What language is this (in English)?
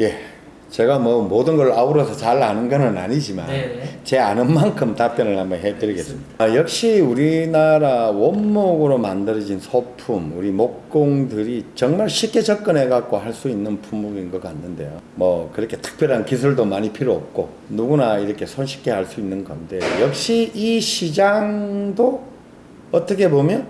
Korean